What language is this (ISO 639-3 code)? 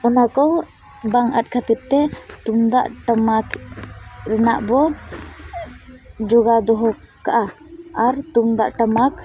sat